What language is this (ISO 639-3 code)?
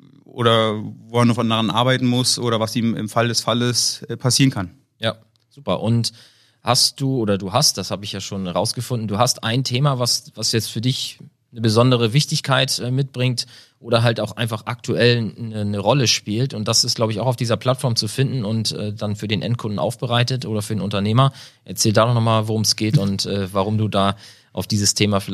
deu